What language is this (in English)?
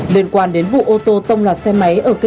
Vietnamese